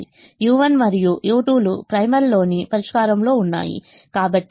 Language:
Telugu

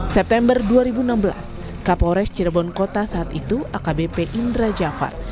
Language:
Indonesian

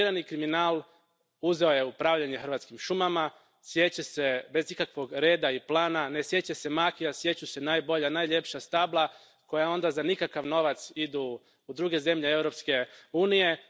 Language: Croatian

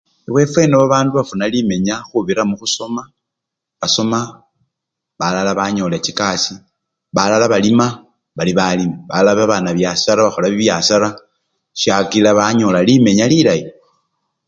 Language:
Luyia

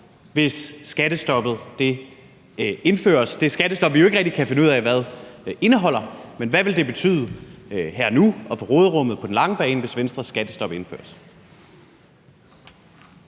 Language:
Danish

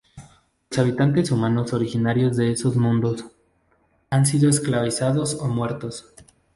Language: Spanish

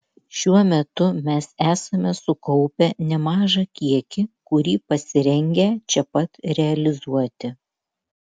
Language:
Lithuanian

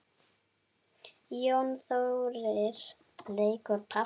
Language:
Icelandic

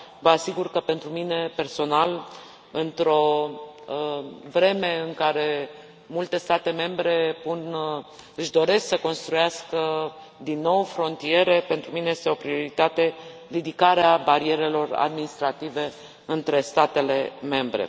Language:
Romanian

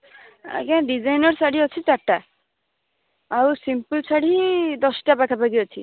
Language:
Odia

